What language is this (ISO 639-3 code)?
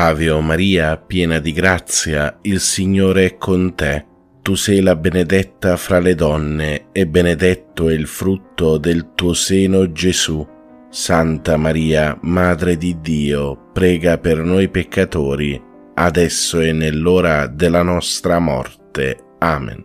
ita